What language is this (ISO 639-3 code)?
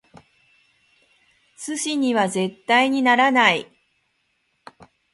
jpn